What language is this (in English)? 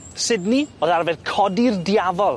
Welsh